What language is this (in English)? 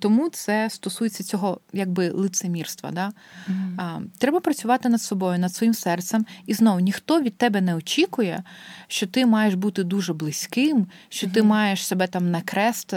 Ukrainian